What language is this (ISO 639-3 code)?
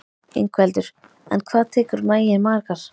isl